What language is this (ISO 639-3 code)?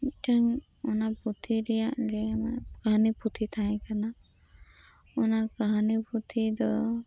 sat